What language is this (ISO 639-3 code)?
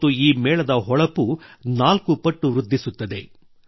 kan